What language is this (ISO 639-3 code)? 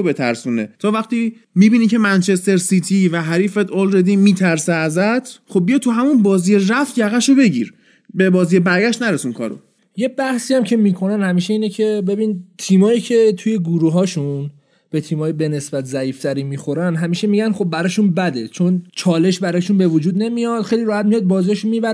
fas